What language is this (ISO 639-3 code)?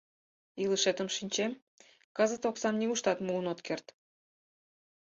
chm